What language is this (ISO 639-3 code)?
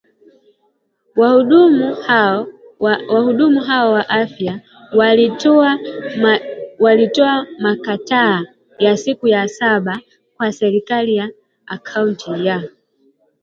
swa